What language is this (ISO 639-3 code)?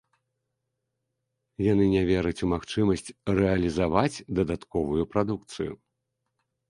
bel